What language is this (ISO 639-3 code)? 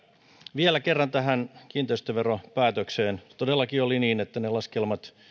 fin